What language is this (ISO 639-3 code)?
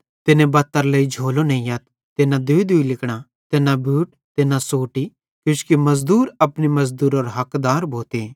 bhd